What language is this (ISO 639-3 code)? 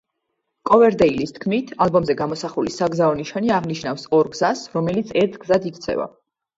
kat